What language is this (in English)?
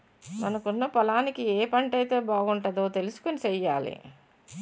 Telugu